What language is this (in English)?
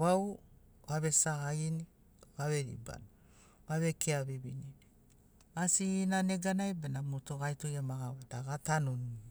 Sinaugoro